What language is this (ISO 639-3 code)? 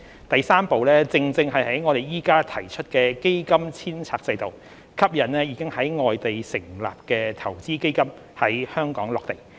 yue